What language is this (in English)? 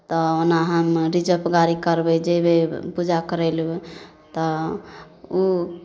Maithili